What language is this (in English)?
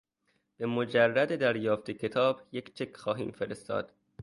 Persian